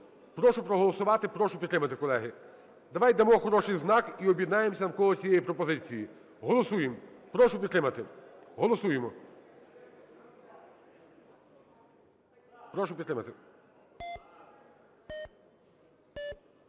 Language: Ukrainian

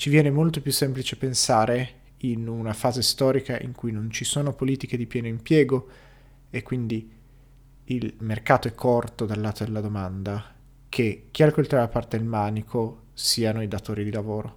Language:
Italian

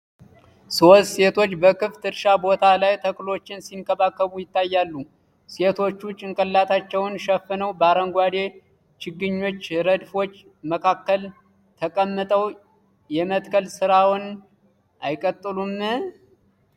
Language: Amharic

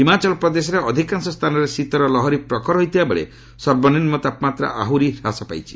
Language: Odia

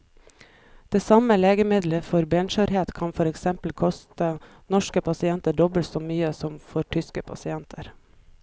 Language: Norwegian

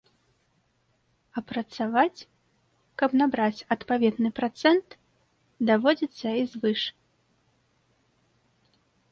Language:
Belarusian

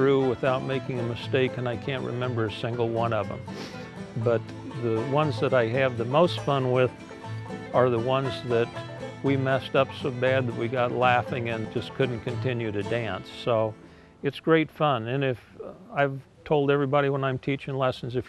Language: English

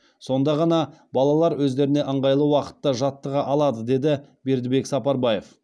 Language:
Kazakh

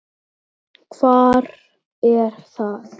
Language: Icelandic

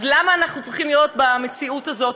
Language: Hebrew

